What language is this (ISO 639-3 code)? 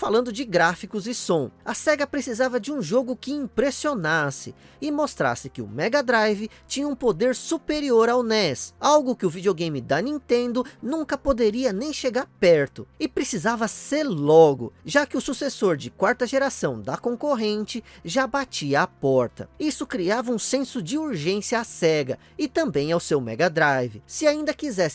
por